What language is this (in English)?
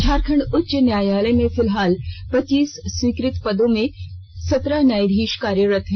Hindi